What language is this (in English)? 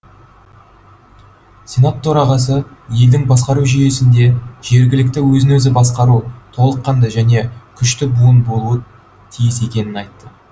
Kazakh